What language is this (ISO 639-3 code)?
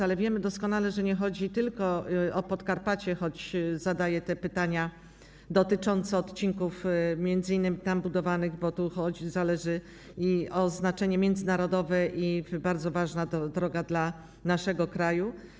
pol